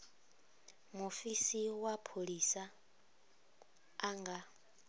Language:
Venda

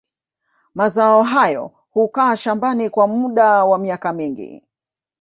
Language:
Swahili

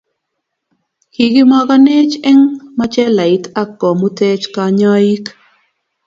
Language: Kalenjin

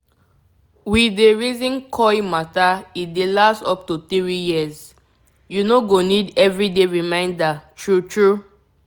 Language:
Nigerian Pidgin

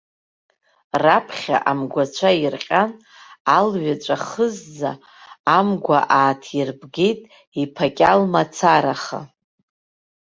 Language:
Abkhazian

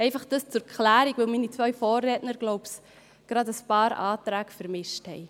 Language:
Swiss German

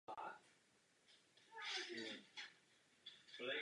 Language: Czech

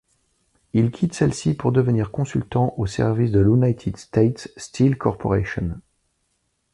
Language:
French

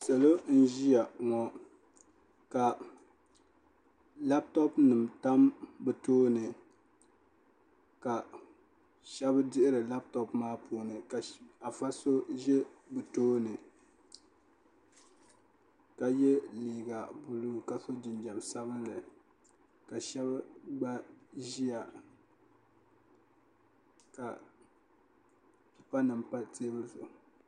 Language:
Dagbani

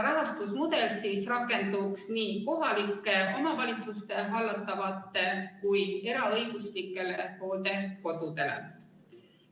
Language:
Estonian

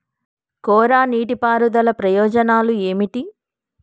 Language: Telugu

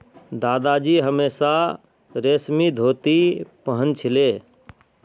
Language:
Magahi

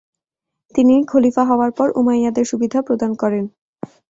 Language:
Bangla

